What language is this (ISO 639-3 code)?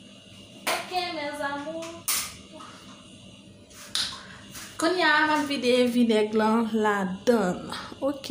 fra